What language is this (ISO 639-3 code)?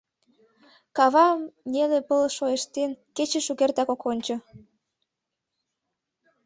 chm